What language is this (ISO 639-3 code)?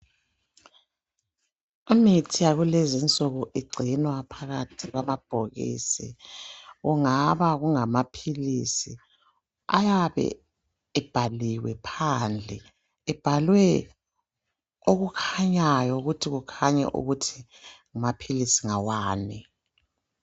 nde